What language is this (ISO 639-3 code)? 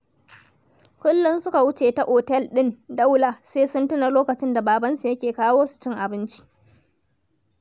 hau